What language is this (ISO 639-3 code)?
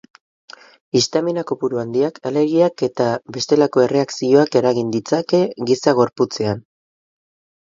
eus